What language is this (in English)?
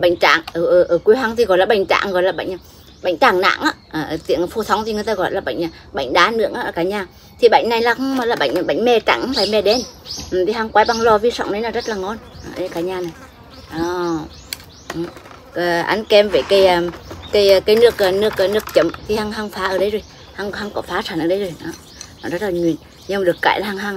Vietnamese